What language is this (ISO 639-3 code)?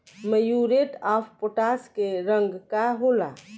bho